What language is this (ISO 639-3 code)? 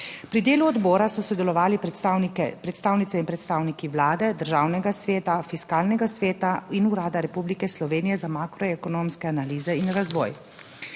slv